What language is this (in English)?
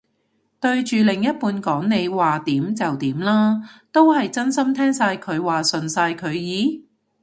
Cantonese